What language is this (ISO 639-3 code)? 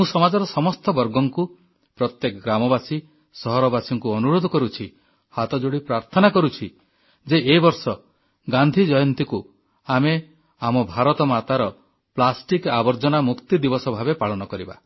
ori